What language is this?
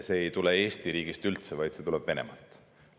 Estonian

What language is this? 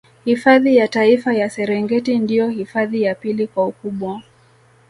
Swahili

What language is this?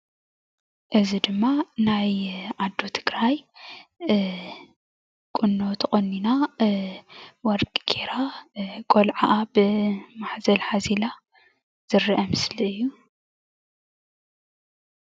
Tigrinya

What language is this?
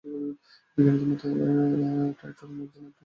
Bangla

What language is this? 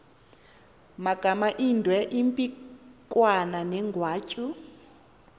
Xhosa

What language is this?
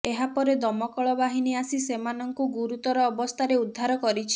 Odia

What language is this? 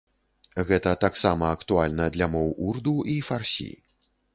Belarusian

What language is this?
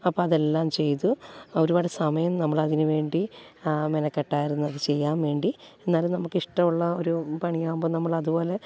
Malayalam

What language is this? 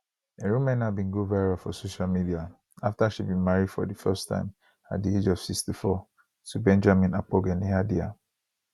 Nigerian Pidgin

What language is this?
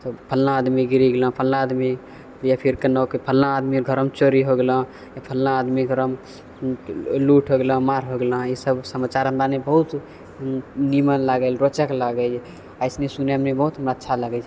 Maithili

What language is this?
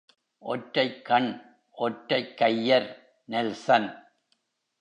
Tamil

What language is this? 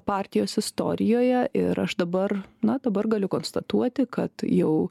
Lithuanian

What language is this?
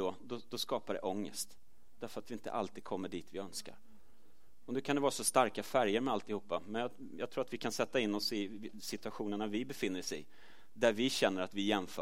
Swedish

